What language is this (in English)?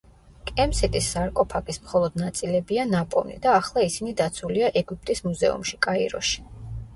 Georgian